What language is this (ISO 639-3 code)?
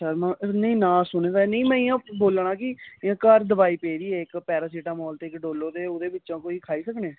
doi